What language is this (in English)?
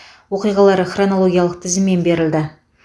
Kazakh